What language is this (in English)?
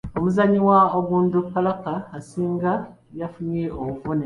Ganda